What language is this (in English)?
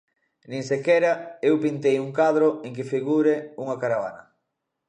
Galician